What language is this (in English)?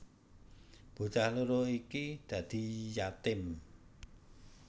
Javanese